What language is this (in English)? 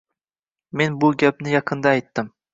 Uzbek